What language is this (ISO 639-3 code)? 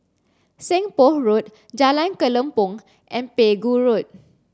eng